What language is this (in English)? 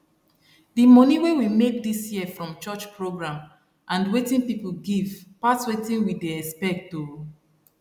Nigerian Pidgin